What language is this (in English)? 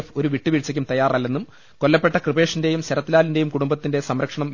Malayalam